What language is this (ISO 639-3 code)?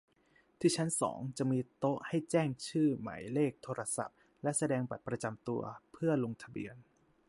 tha